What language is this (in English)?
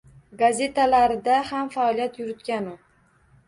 Uzbek